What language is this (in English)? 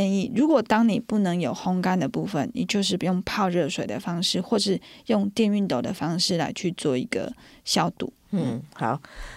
Chinese